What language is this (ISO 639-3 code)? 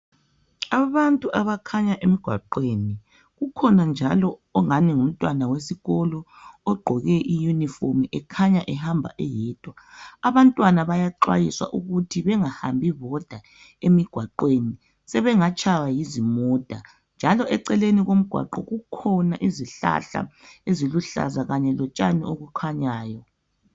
nde